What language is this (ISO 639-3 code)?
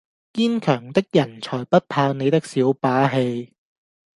yue